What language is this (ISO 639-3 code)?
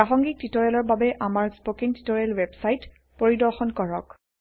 asm